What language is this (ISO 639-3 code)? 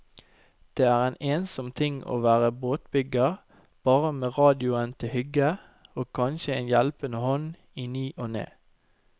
nor